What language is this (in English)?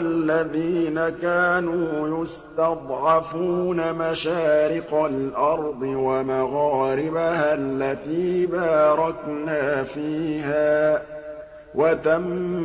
Arabic